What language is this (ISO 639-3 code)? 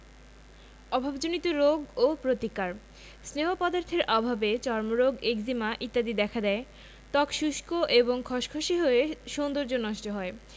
ben